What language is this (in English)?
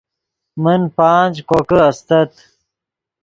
Yidgha